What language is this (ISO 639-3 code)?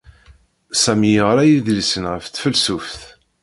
kab